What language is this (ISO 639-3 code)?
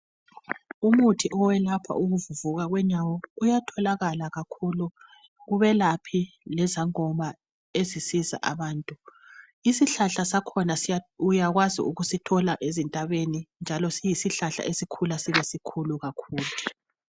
nde